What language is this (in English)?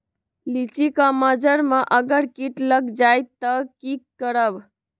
Magahi